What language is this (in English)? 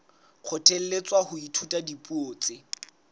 Southern Sotho